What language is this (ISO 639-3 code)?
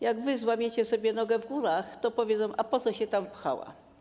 pol